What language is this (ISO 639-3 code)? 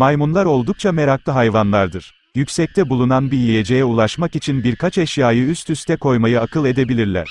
tur